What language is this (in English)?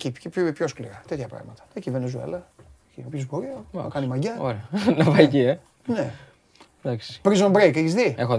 Greek